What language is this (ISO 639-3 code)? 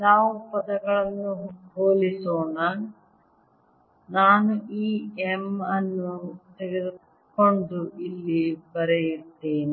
kan